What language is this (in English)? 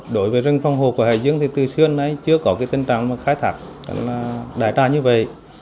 Vietnamese